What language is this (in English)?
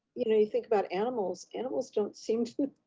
English